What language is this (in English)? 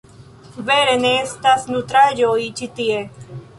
Esperanto